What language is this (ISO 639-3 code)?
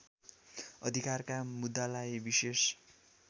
nep